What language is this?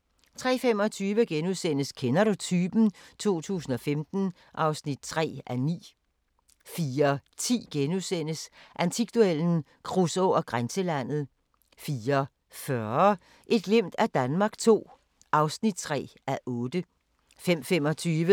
Danish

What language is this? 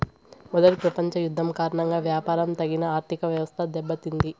Telugu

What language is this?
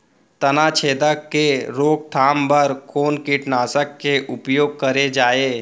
Chhattisgarhi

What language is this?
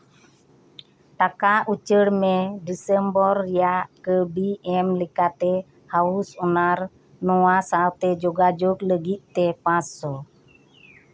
Santali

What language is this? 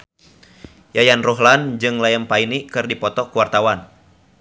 Sundanese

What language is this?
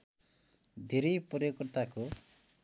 Nepali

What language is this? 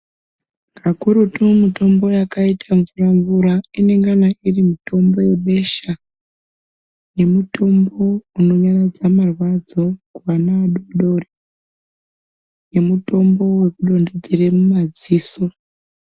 Ndau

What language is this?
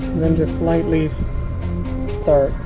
English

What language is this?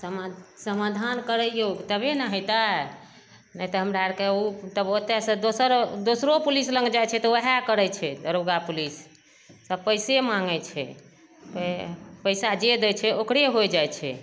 Maithili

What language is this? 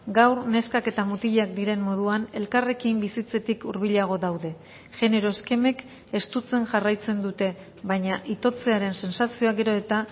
Basque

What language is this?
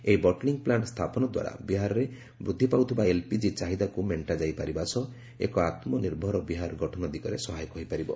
Odia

